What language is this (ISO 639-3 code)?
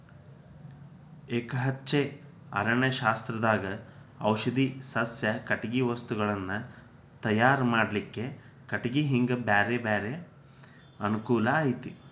kan